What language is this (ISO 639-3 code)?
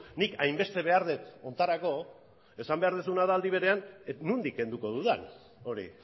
eus